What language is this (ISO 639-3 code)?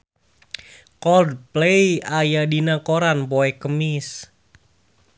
sun